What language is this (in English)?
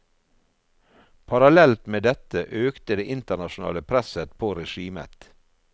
Norwegian